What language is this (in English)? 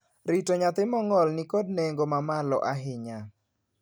Luo (Kenya and Tanzania)